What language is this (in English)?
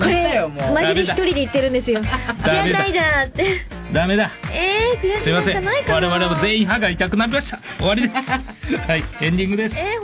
Japanese